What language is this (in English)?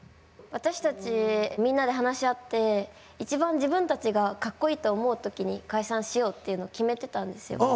Japanese